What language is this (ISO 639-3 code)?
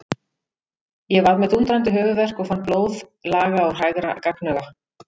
isl